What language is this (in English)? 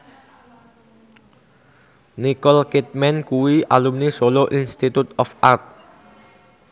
Javanese